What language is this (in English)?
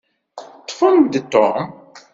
Kabyle